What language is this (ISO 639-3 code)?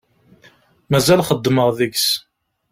kab